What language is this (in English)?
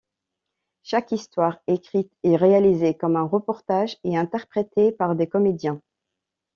French